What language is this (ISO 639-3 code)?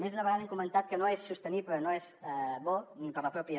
cat